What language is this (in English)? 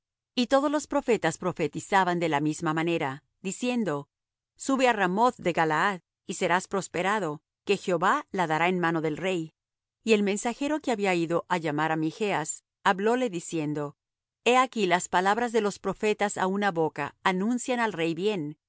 Spanish